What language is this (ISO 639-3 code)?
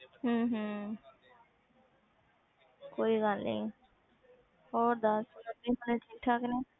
pan